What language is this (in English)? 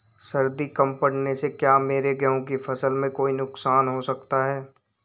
Hindi